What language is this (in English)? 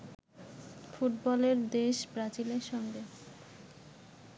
Bangla